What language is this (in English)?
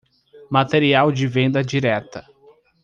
Portuguese